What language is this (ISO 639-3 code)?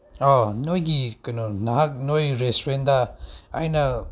mni